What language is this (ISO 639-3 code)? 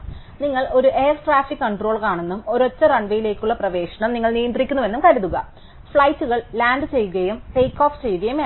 mal